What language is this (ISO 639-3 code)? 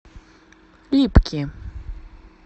rus